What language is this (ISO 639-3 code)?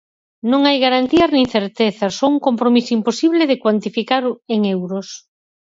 glg